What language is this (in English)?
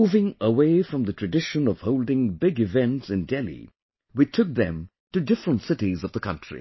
English